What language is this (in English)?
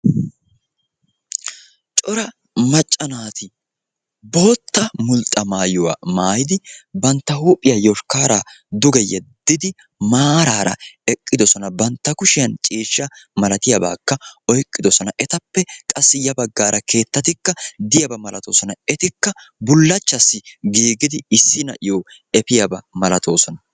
Wolaytta